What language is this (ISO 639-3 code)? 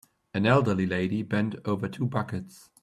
eng